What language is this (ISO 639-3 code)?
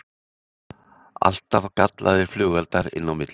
isl